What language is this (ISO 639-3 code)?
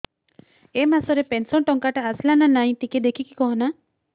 ori